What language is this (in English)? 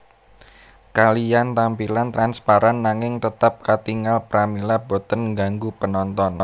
Javanese